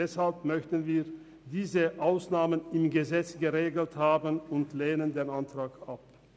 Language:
Swiss German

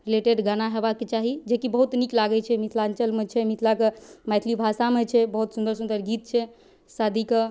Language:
Maithili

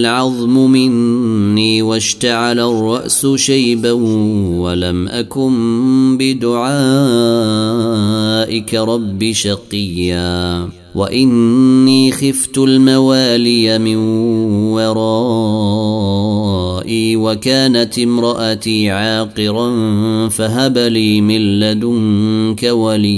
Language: Arabic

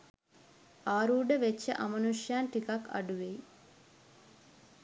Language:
Sinhala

